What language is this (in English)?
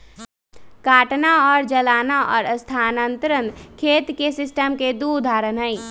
Magahi